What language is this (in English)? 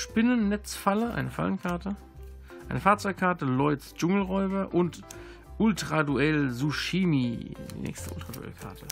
German